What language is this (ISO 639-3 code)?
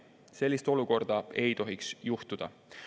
est